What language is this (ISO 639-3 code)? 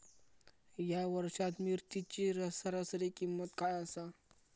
mar